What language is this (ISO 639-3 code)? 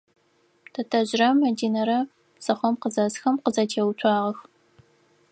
ady